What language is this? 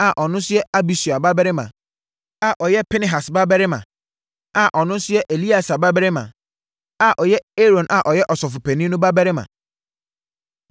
Akan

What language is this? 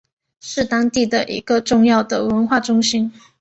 Chinese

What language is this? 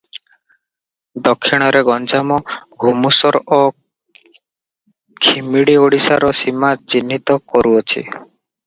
Odia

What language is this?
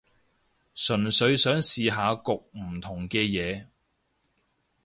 Cantonese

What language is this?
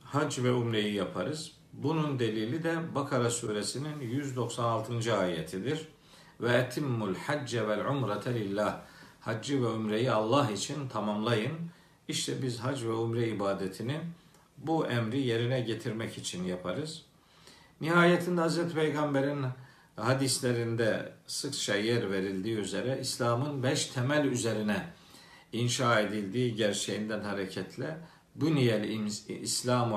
Turkish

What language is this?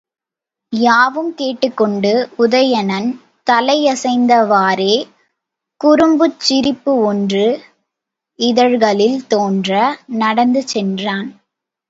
Tamil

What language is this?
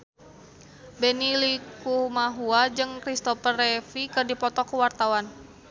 Sundanese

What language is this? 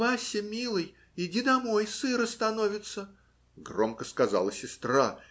Russian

